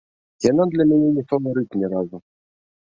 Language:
Belarusian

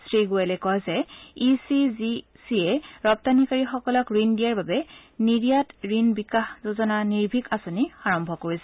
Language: Assamese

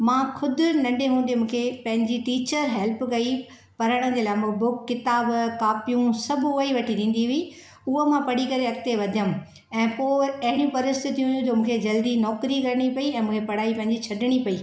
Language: Sindhi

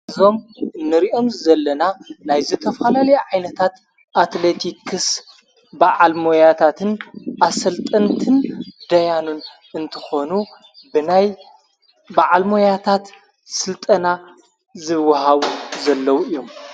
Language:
Tigrinya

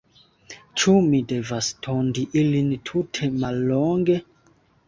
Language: Esperanto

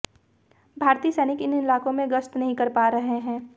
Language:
Hindi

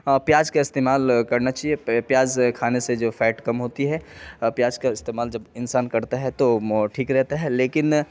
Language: Urdu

